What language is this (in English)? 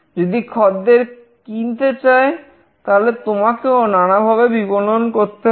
Bangla